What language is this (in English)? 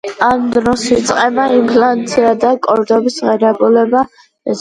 Georgian